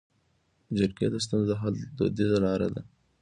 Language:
Pashto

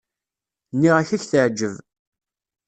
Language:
Kabyle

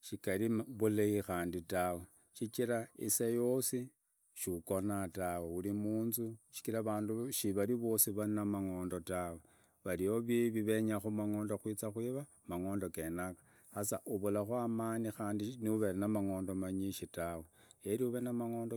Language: Idakho-Isukha-Tiriki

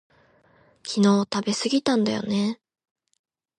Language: Japanese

